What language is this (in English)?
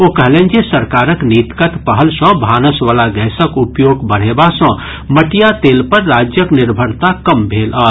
Maithili